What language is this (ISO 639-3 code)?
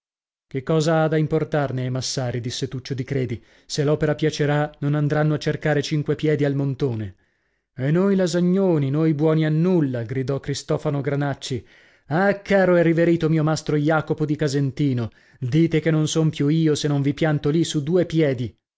ita